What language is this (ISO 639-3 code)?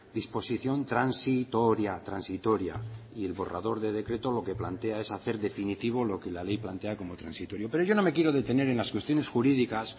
spa